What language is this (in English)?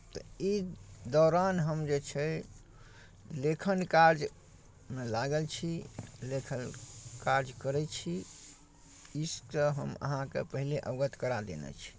Maithili